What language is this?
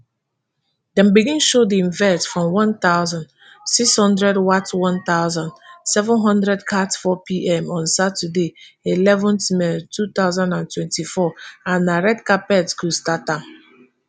Nigerian Pidgin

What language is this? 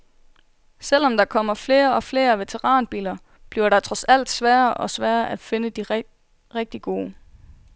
Danish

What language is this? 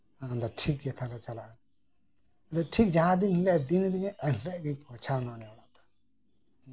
Santali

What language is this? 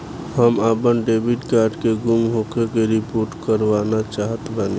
Bhojpuri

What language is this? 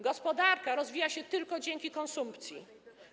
Polish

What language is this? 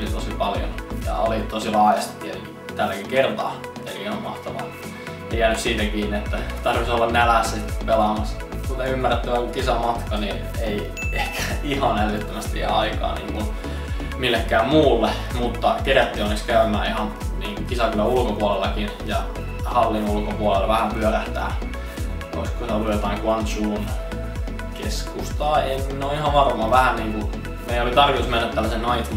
Finnish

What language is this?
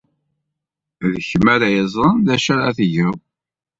Kabyle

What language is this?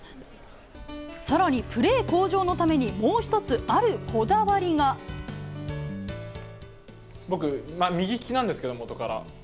Japanese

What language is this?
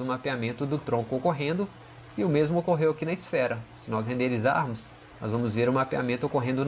Portuguese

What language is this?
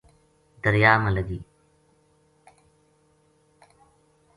Gujari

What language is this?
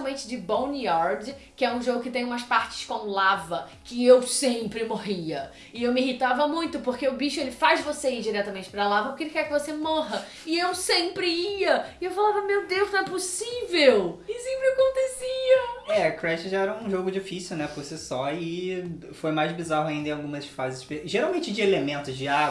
Portuguese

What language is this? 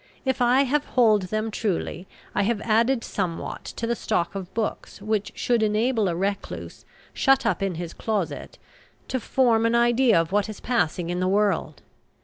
English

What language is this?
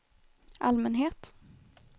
Swedish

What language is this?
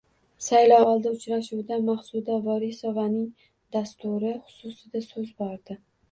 Uzbek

